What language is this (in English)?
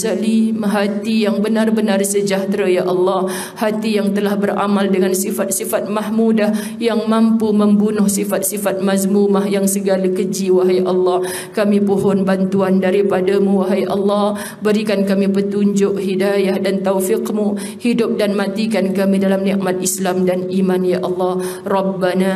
Malay